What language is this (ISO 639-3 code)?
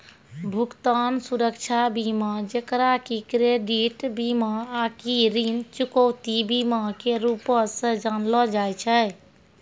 mai